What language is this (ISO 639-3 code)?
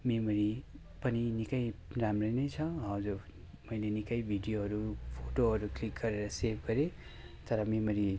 nep